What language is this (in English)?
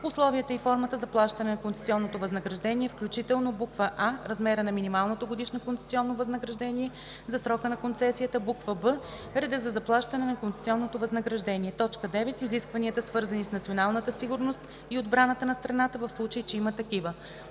Bulgarian